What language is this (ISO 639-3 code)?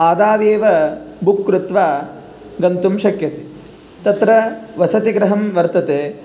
san